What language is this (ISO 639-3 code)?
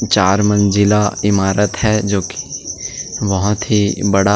hin